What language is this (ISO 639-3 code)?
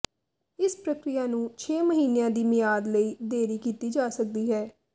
pan